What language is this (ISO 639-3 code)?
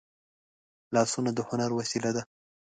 pus